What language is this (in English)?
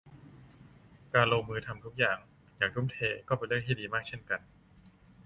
Thai